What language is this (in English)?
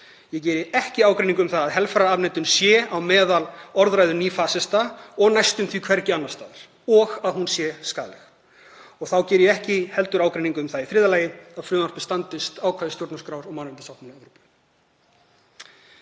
Icelandic